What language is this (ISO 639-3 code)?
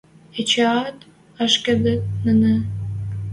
mrj